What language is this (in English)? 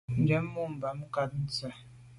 Medumba